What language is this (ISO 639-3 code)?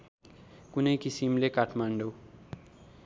nep